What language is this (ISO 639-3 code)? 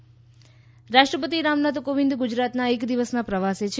guj